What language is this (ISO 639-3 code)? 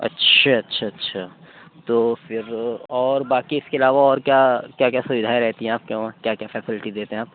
urd